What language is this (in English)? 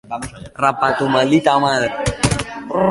Basque